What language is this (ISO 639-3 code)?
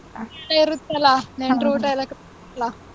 kan